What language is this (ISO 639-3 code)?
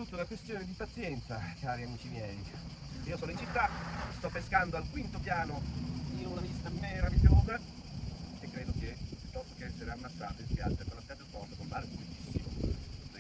ita